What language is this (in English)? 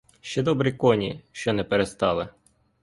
Ukrainian